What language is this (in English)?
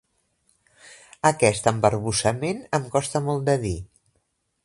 Catalan